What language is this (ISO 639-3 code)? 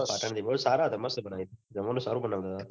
guj